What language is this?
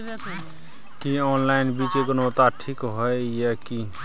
Maithili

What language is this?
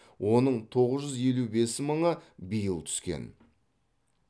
Kazakh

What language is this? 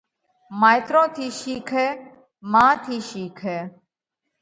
Parkari Koli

